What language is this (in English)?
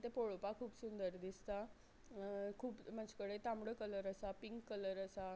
Konkani